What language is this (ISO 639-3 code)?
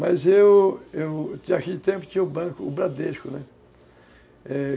por